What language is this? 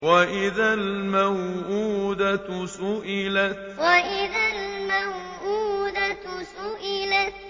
Arabic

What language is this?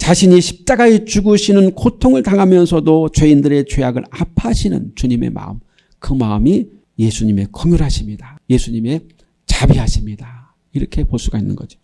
Korean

